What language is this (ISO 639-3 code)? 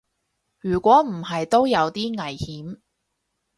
yue